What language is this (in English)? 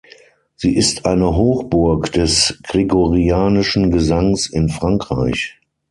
German